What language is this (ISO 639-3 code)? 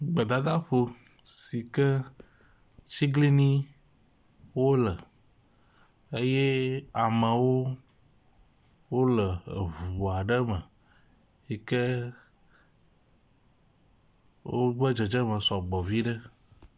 ewe